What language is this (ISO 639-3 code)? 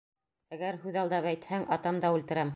bak